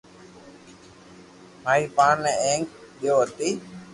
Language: Loarki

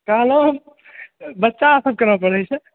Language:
Maithili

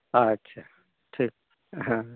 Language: Santali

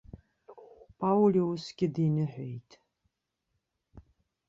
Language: Abkhazian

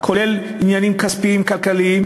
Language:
Hebrew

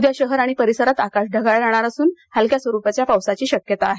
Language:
Marathi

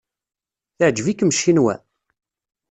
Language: Kabyle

